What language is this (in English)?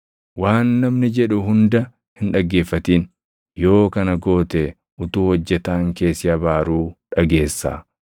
Oromo